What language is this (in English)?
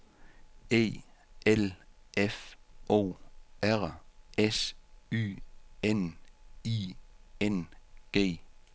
Danish